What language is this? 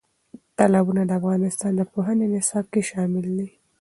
Pashto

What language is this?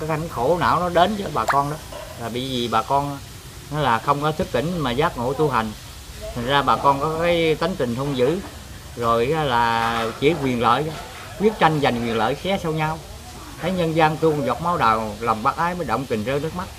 Vietnamese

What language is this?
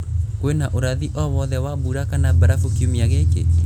Kikuyu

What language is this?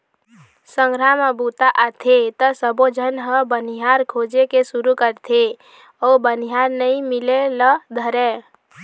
Chhattisgarhi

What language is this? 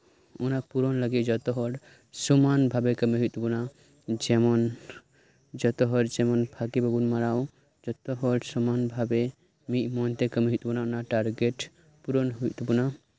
Santali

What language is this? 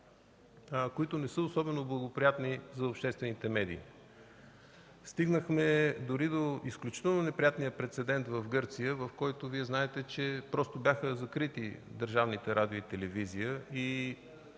Bulgarian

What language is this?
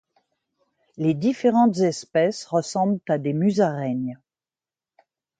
French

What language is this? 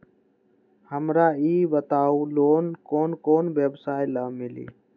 Magahi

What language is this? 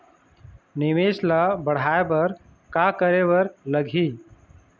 Chhattisgarhi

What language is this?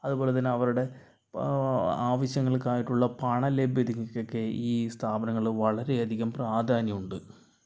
Malayalam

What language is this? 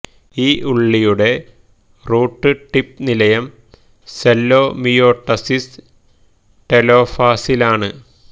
Malayalam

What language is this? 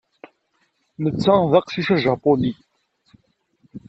Kabyle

